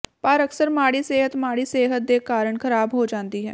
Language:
Punjabi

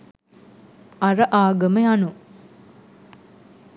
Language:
Sinhala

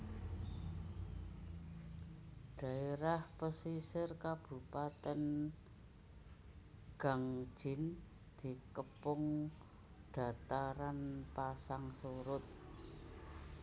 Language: Javanese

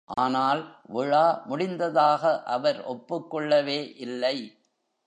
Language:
Tamil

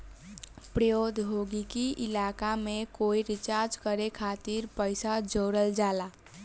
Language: Bhojpuri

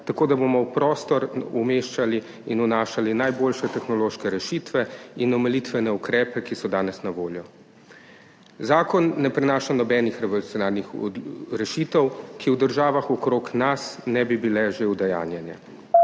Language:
Slovenian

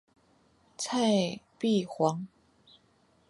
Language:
Chinese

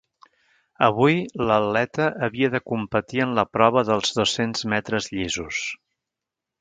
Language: Catalan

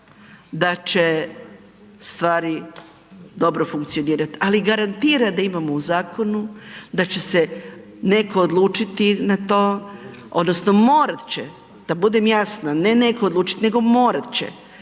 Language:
Croatian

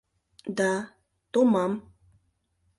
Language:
Mari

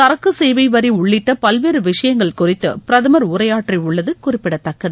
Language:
Tamil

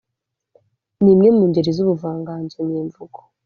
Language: Kinyarwanda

